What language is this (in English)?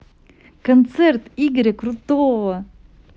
Russian